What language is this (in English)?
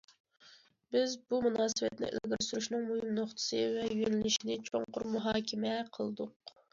Uyghur